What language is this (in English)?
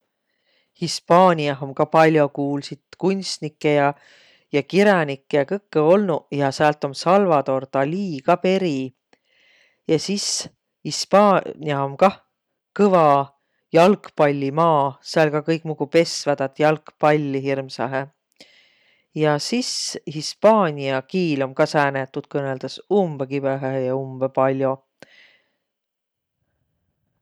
Võro